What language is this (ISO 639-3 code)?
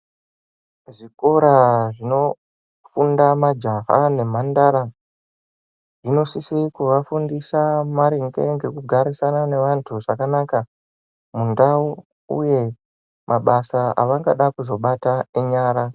ndc